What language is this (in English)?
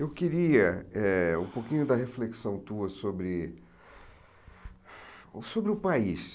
Portuguese